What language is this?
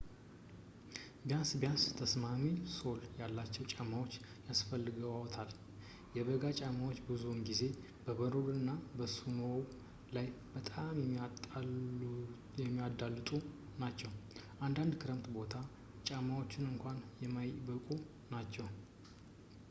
Amharic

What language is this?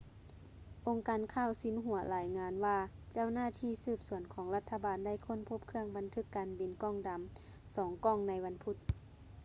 Lao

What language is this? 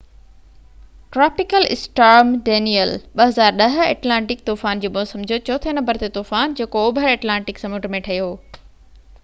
Sindhi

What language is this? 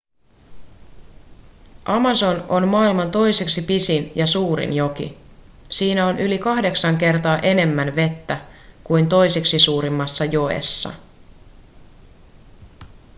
Finnish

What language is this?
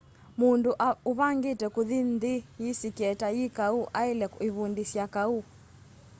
Kamba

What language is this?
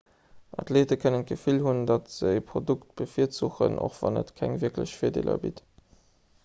Luxembourgish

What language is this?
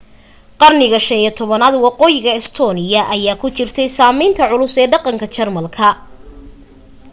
Somali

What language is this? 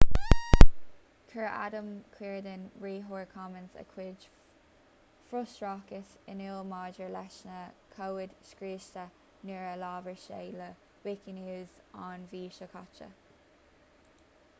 Irish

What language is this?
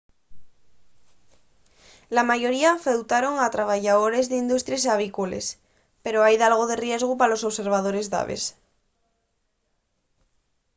Asturian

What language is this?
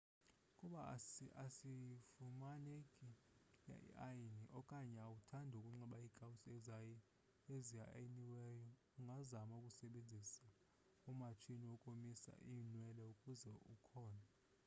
Xhosa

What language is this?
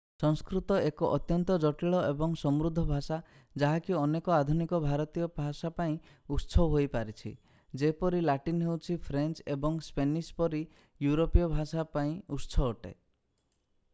Odia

